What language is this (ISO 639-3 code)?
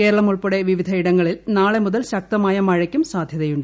mal